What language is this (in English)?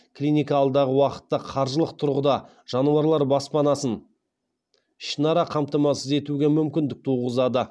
Kazakh